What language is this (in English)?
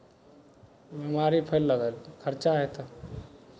Maithili